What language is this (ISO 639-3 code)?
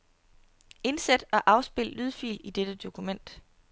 dan